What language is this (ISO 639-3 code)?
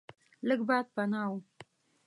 pus